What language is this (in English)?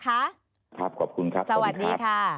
Thai